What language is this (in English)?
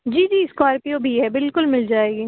Urdu